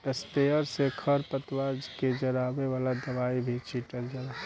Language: Bhojpuri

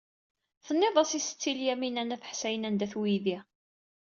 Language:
Kabyle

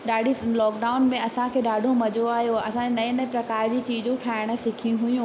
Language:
Sindhi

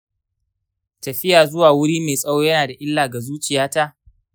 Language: Hausa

